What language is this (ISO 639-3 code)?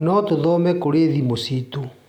kik